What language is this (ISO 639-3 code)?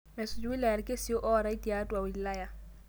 mas